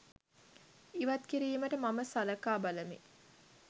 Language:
Sinhala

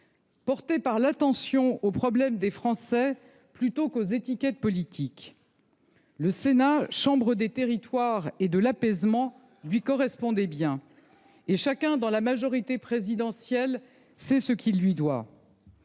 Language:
French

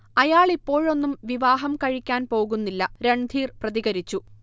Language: Malayalam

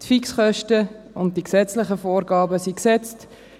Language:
Swiss German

